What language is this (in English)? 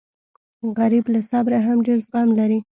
Pashto